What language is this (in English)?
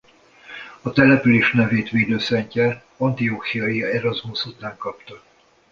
Hungarian